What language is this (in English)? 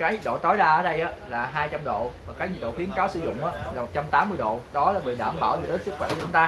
Vietnamese